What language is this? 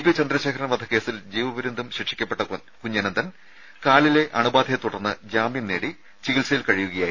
Malayalam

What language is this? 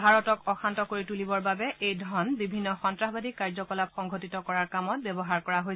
Assamese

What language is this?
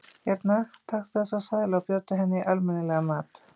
Icelandic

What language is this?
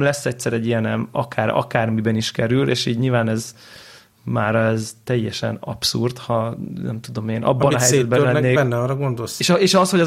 Hungarian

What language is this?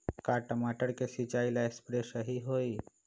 Magahi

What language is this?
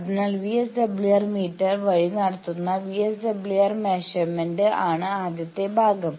Malayalam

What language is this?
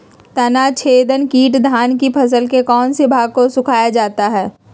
Magahi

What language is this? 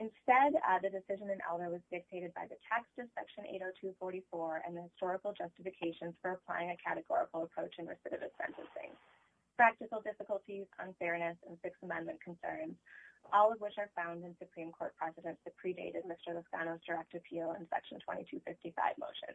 English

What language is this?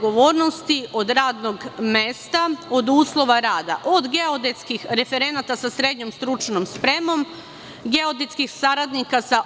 Serbian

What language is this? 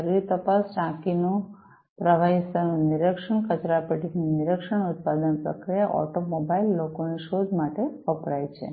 Gujarati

